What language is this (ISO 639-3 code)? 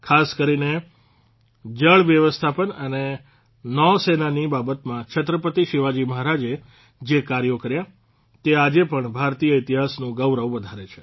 guj